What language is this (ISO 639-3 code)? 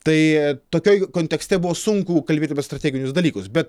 lit